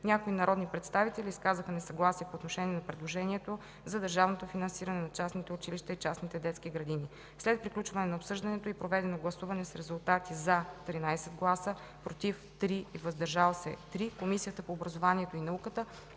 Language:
Bulgarian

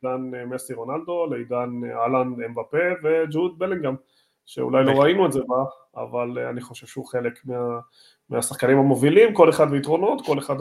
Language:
Hebrew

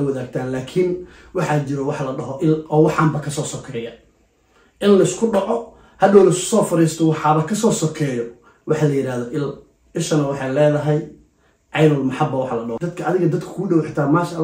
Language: Arabic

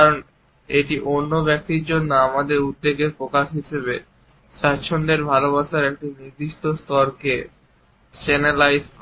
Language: Bangla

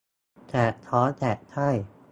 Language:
Thai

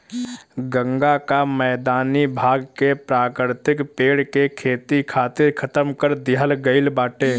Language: Bhojpuri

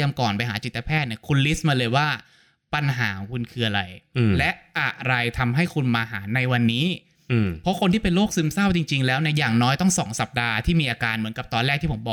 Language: Thai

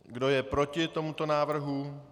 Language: Czech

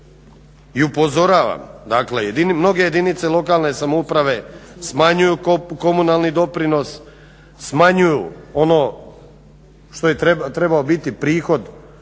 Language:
Croatian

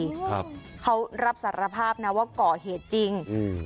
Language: Thai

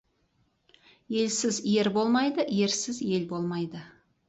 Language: Kazakh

